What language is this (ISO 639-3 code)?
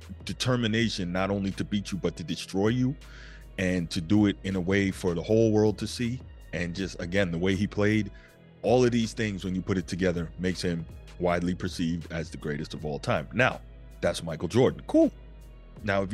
eng